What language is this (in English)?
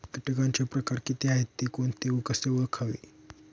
Marathi